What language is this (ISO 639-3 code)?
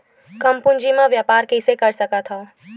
hne